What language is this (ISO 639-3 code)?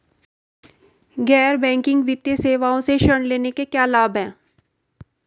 hin